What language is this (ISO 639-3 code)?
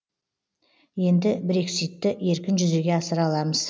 kaz